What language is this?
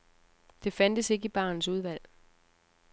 Danish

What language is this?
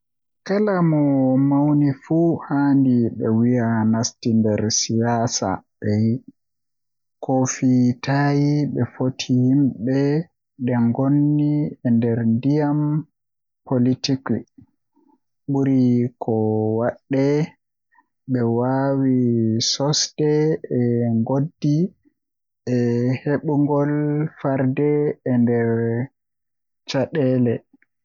Western Niger Fulfulde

